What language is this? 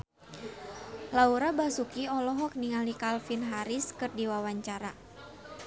Sundanese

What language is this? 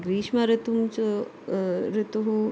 Sanskrit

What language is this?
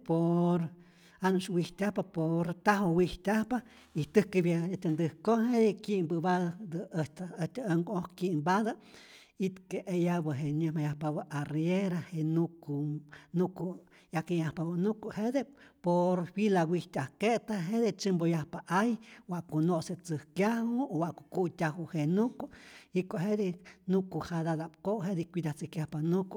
Rayón Zoque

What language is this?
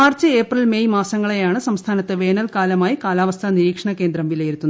Malayalam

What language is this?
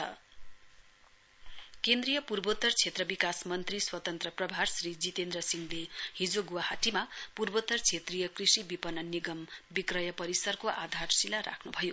Nepali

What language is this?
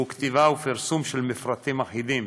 Hebrew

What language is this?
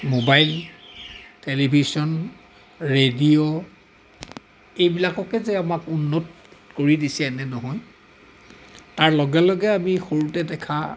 Assamese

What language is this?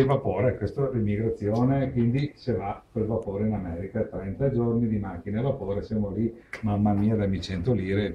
Italian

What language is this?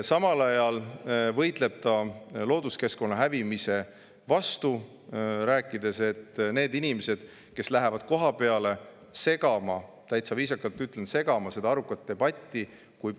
Estonian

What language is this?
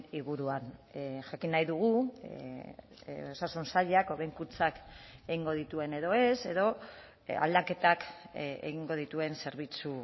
Basque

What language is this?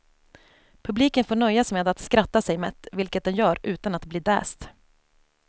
Swedish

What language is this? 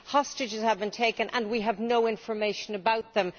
English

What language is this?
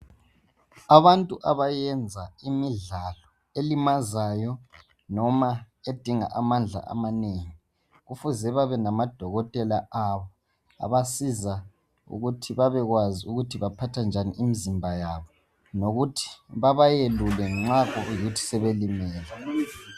North Ndebele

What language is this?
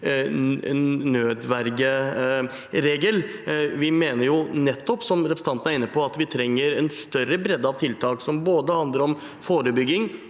Norwegian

